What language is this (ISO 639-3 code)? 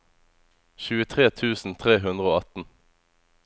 nor